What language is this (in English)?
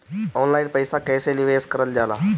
Bhojpuri